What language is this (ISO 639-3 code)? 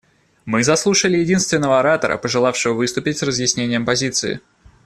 rus